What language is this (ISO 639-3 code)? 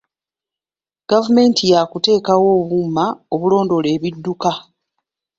lug